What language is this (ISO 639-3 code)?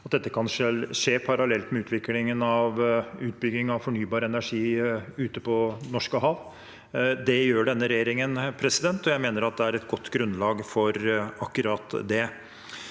nor